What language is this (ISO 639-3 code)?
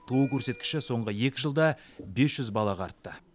kaz